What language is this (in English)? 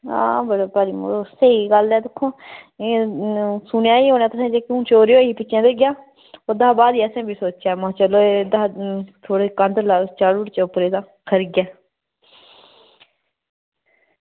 Dogri